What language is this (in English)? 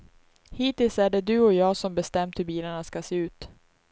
Swedish